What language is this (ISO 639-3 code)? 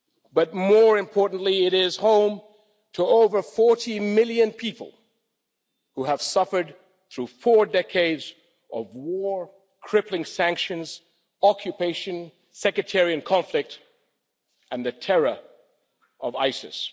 eng